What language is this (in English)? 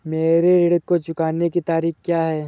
Hindi